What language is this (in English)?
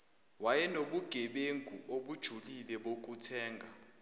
Zulu